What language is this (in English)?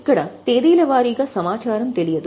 Telugu